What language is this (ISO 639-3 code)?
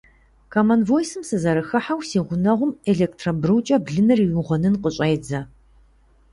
kbd